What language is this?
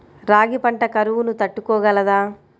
Telugu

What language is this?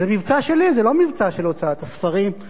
Hebrew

